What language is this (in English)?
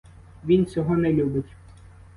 Ukrainian